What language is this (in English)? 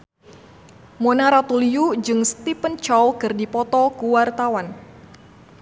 Sundanese